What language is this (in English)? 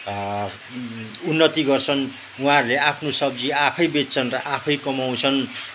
Nepali